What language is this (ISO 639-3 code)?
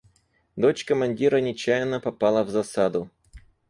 rus